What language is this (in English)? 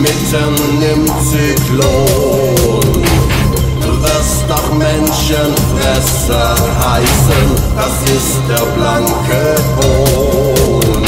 Latvian